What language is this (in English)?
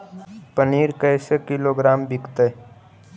Magahi